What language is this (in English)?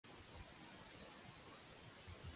Catalan